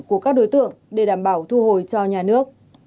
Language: Vietnamese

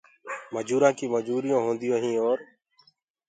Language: Gurgula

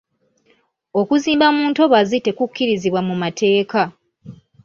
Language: Ganda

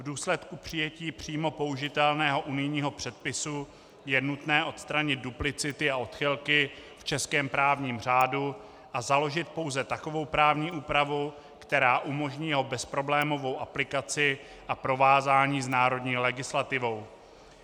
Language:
Czech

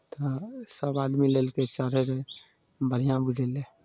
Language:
Maithili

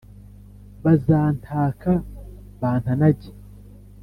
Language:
Kinyarwanda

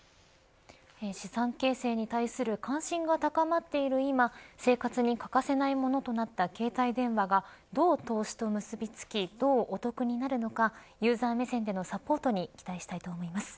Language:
Japanese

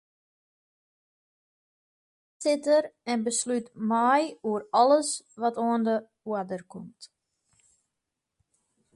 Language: Western Frisian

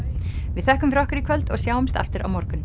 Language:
Icelandic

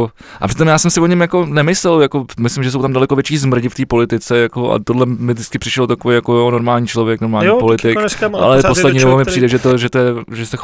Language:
Czech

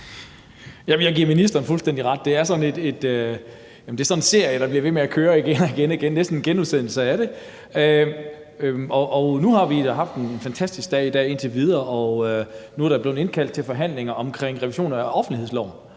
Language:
Danish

